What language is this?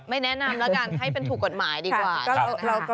Thai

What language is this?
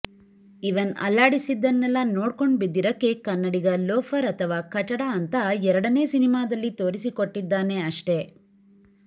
Kannada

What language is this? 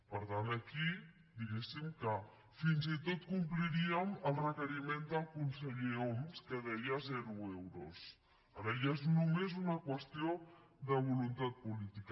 Catalan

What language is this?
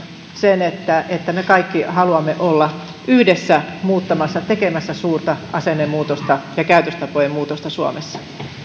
Finnish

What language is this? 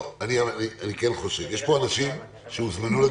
Hebrew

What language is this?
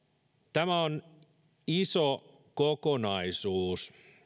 Finnish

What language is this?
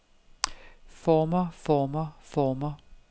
Danish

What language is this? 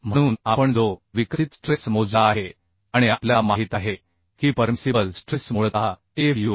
Marathi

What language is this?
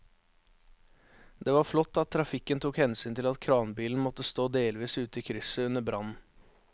Norwegian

